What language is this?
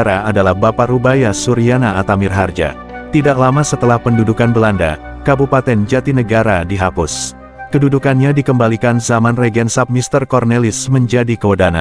Indonesian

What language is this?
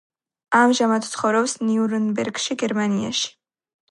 Georgian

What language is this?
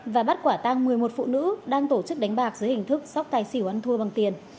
Vietnamese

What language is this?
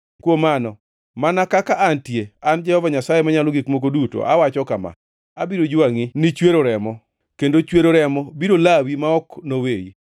Luo (Kenya and Tanzania)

